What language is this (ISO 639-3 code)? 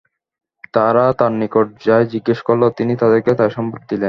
ben